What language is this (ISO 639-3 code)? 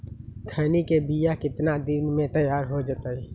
mag